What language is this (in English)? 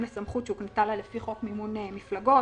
Hebrew